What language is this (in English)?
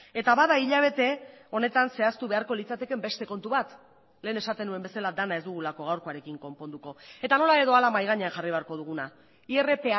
Basque